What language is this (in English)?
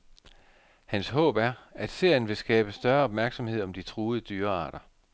Danish